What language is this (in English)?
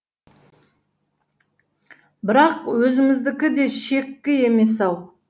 Kazakh